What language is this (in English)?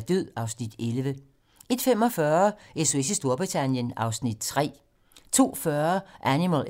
Danish